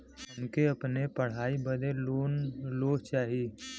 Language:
Bhojpuri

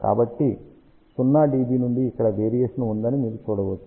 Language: Telugu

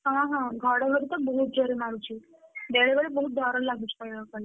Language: Odia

